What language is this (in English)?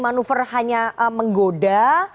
Indonesian